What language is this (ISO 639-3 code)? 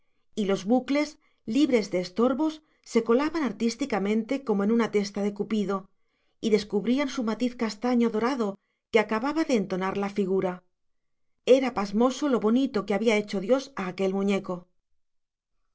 spa